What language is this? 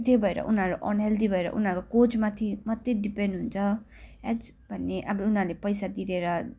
Nepali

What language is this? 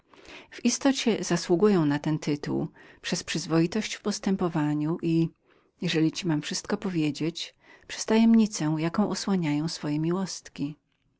Polish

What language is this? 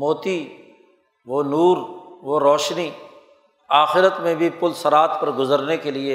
Urdu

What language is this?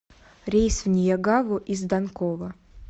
Russian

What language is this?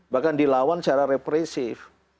Indonesian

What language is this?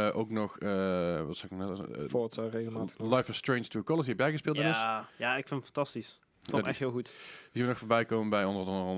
Dutch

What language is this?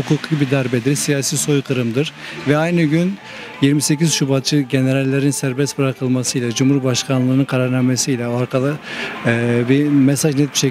Turkish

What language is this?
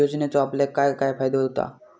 Marathi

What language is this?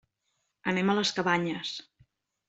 Catalan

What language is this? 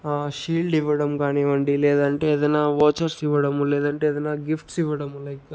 Telugu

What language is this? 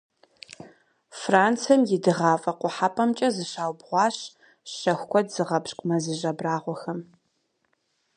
Kabardian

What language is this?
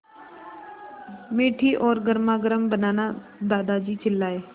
Hindi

